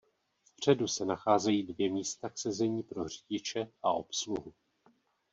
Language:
Czech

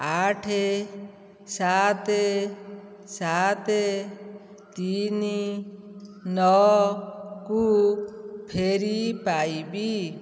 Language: Odia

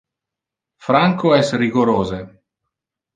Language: Interlingua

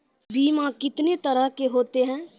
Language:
Maithili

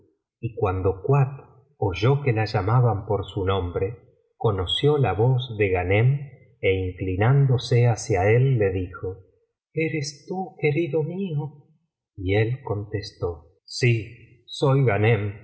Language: Spanish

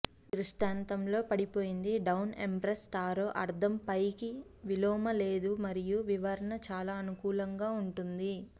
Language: Telugu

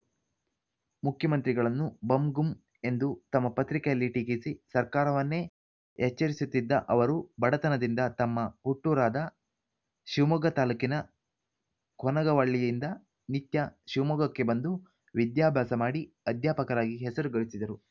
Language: Kannada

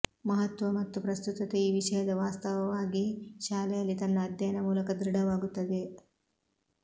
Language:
Kannada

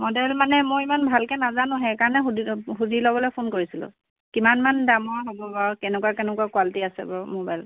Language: Assamese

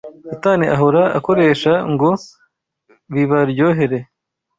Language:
Kinyarwanda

